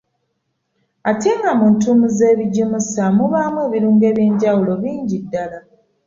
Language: Ganda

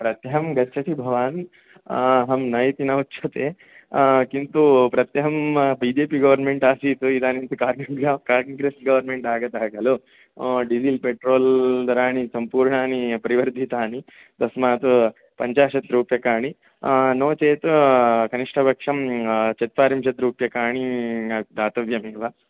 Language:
Sanskrit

